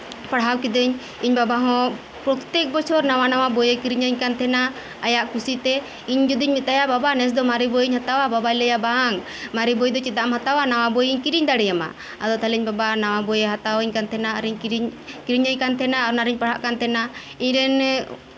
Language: Santali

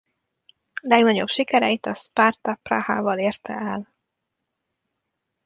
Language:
Hungarian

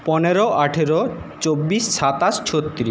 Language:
Bangla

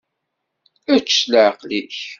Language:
Kabyle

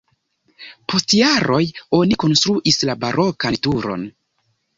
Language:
Esperanto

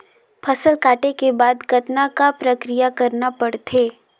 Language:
Chhattisgarhi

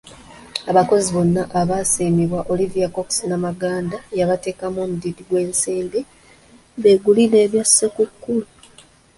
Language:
Ganda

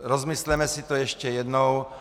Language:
Czech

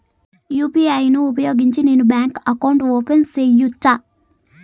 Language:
Telugu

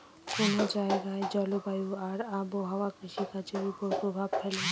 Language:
Bangla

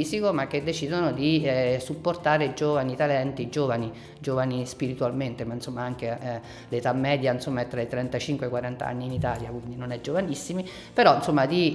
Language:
Italian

